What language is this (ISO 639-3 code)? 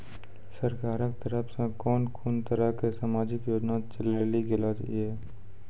mai